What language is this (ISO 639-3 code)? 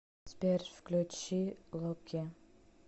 rus